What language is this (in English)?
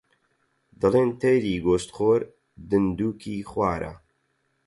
Central Kurdish